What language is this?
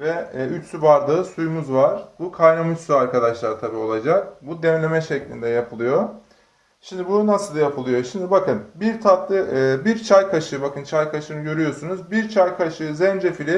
Turkish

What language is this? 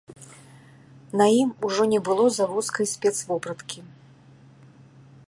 Belarusian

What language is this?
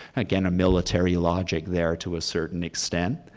English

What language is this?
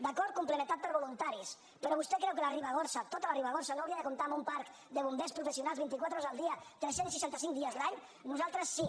Catalan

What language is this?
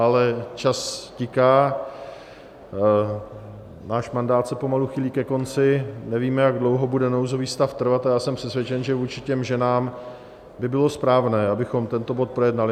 Czech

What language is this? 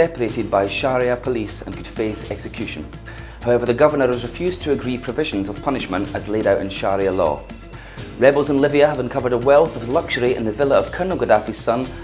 English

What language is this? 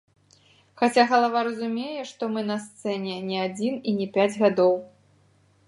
Belarusian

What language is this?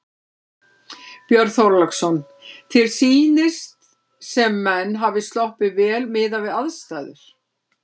Icelandic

